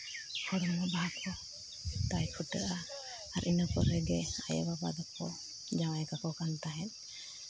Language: Santali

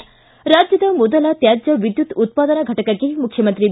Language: Kannada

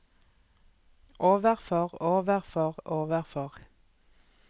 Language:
Norwegian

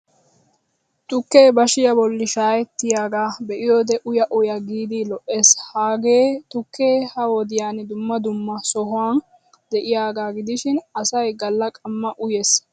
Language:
Wolaytta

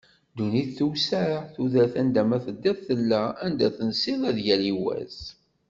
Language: Kabyle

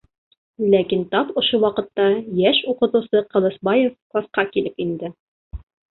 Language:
Bashkir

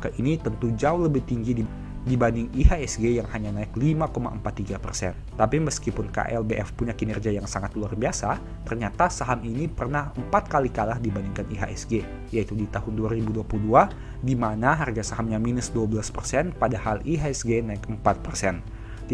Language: Indonesian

